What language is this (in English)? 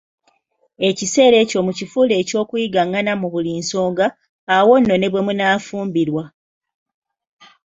Ganda